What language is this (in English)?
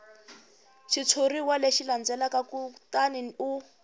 Tsonga